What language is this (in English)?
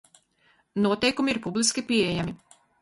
Latvian